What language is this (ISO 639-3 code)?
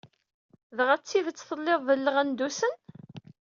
kab